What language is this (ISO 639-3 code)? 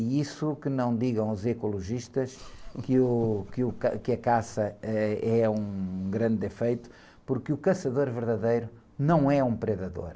por